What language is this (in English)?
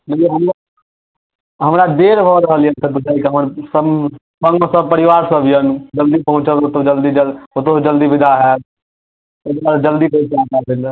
Maithili